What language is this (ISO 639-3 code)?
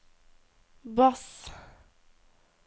nor